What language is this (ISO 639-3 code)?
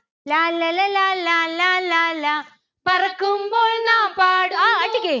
mal